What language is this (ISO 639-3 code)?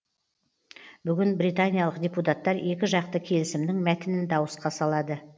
kaz